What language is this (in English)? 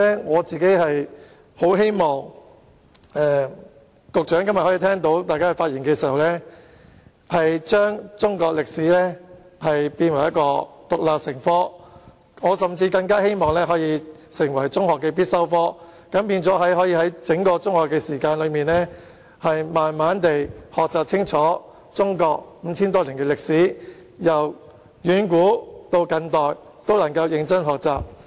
Cantonese